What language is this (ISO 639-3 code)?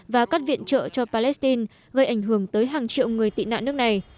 vie